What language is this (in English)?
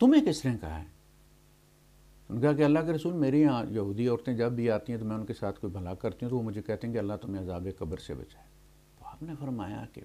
Hindi